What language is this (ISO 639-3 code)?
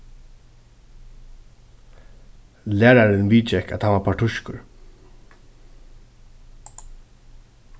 fao